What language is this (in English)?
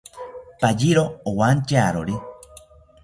South Ucayali Ashéninka